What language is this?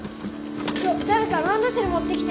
Japanese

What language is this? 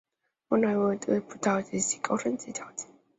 Chinese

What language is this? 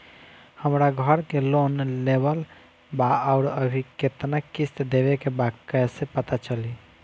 Bhojpuri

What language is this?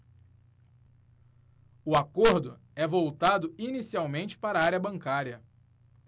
Portuguese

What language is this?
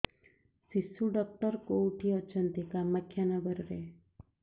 Odia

